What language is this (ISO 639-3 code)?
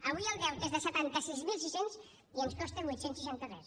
cat